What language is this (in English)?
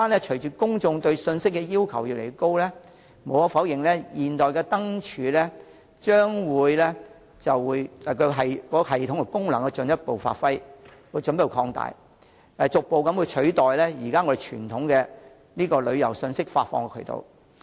Cantonese